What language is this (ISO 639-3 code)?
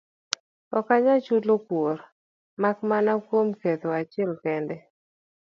luo